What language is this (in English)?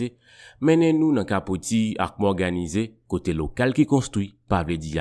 French